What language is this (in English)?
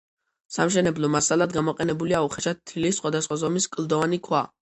Georgian